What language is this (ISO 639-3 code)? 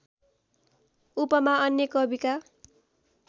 nep